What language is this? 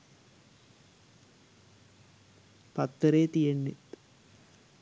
Sinhala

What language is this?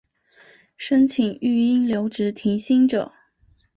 Chinese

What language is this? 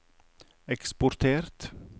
Norwegian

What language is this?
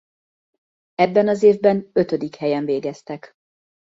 Hungarian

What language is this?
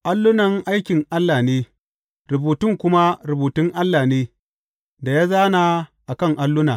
Hausa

